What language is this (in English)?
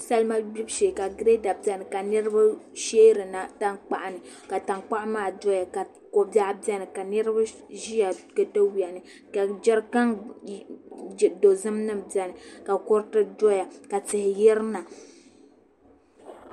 Dagbani